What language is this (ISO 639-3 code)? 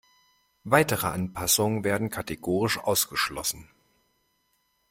deu